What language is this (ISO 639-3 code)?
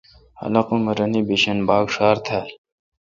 xka